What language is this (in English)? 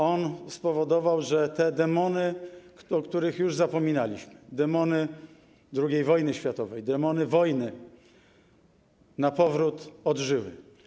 Polish